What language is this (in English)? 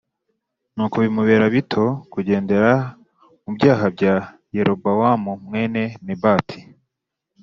Kinyarwanda